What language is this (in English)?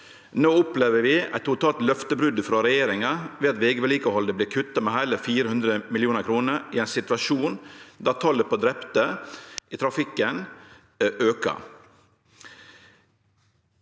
Norwegian